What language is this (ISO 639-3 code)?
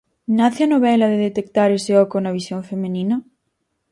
glg